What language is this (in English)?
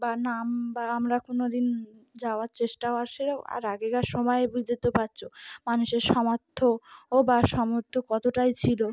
Bangla